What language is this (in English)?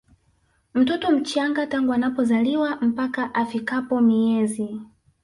Swahili